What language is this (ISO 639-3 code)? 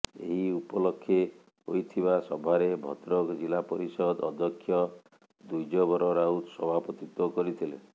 ori